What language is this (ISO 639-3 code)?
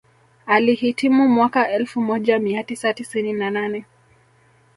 swa